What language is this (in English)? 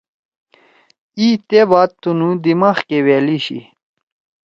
Torwali